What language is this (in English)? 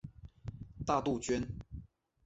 Chinese